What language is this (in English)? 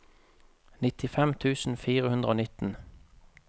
Norwegian